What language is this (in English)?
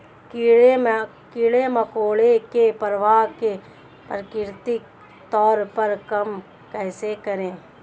Hindi